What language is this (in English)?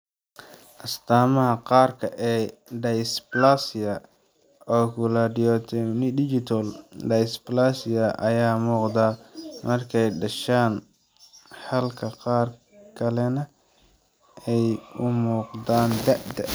Somali